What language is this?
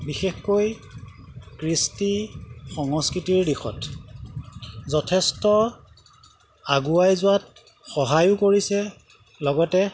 Assamese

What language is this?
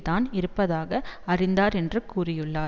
Tamil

